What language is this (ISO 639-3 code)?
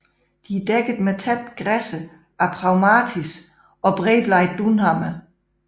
dan